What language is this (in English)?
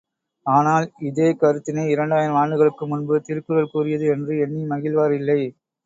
Tamil